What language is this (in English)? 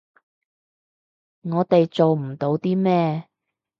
Cantonese